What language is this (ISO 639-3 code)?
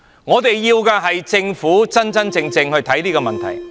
yue